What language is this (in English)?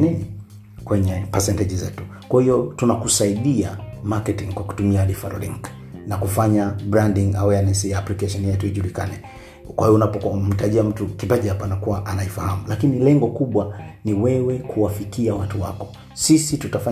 Swahili